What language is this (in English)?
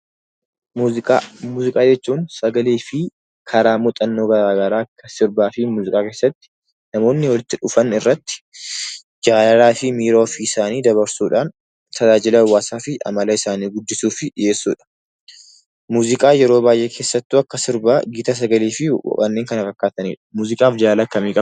Oromo